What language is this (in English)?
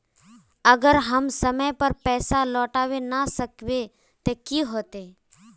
Magahi